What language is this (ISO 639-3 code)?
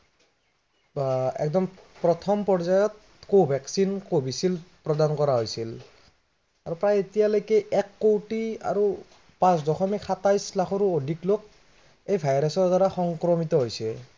asm